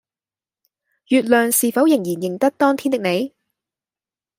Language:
Cantonese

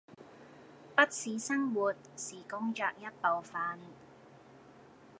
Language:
Cantonese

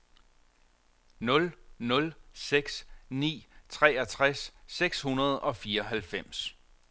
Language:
Danish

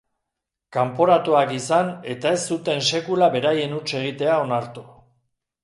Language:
Basque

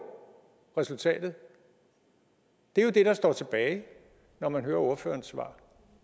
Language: Danish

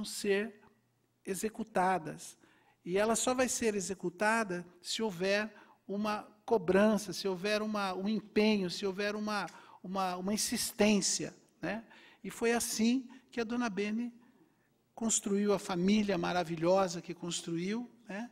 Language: Portuguese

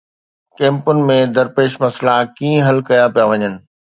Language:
Sindhi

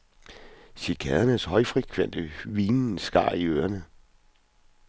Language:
Danish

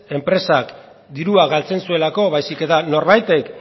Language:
Basque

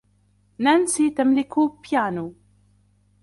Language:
Arabic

